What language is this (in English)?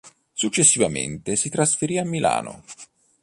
Italian